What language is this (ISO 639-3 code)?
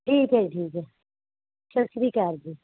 pan